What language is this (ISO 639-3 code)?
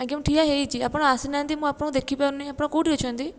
ori